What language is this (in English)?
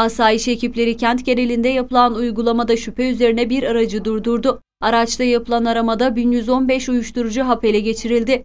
Turkish